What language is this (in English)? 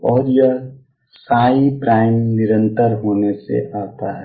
Hindi